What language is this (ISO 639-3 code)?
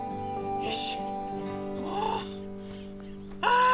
jpn